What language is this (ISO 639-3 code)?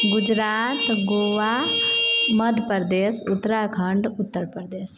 mai